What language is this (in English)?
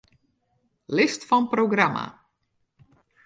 Western Frisian